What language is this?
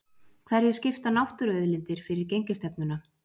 Icelandic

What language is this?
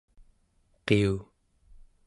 Central Yupik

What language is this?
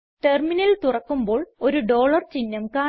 Malayalam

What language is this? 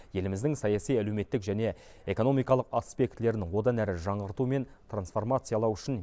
Kazakh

